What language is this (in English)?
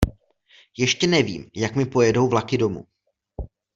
Czech